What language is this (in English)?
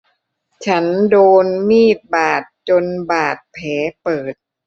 Thai